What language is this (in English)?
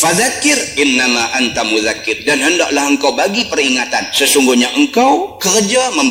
Malay